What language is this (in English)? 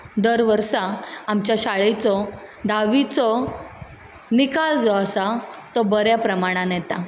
Konkani